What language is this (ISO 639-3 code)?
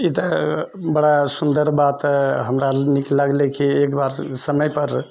mai